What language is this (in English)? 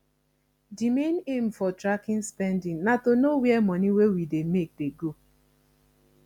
Nigerian Pidgin